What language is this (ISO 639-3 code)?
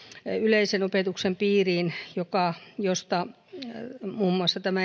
fin